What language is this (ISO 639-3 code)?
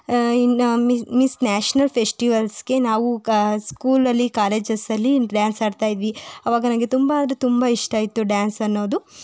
kan